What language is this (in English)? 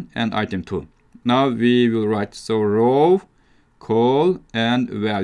English